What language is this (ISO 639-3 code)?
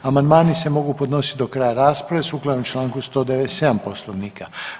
hrv